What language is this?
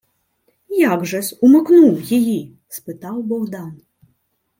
Ukrainian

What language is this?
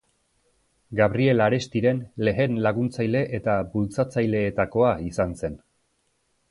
Basque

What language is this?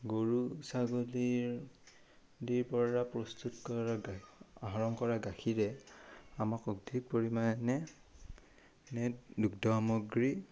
Assamese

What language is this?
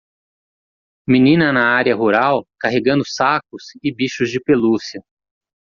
Portuguese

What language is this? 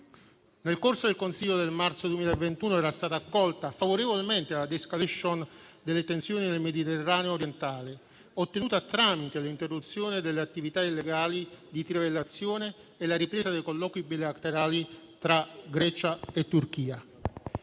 Italian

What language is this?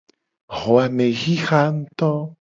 Gen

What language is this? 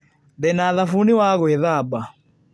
Kikuyu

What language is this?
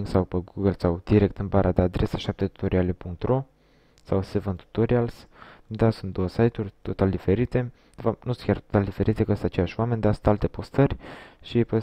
Romanian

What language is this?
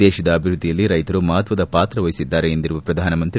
Kannada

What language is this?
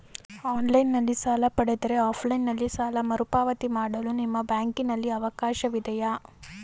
Kannada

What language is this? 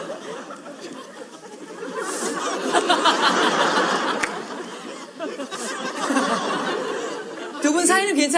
Korean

